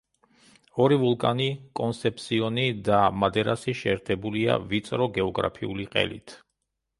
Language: Georgian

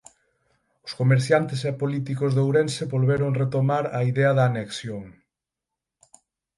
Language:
Galician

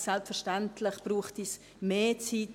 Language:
Swiss German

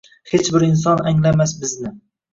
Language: Uzbek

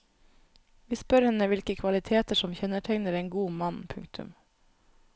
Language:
Norwegian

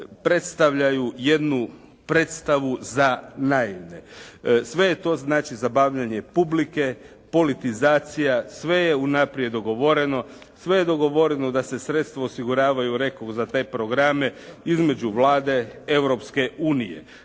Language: Croatian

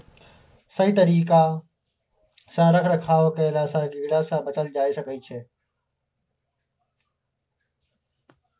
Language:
Maithili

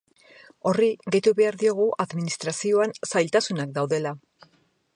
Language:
Basque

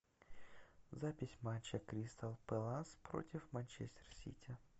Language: Russian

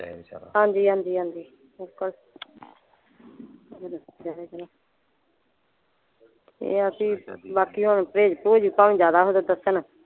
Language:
Punjabi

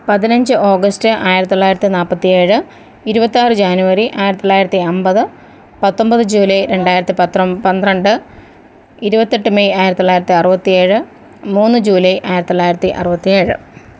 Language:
Malayalam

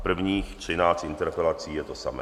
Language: Czech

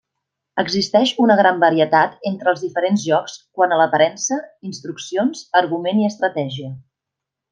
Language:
Catalan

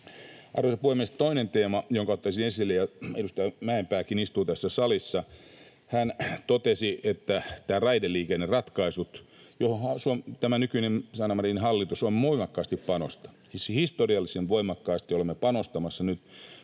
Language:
Finnish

